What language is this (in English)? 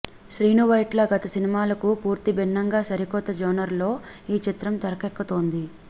Telugu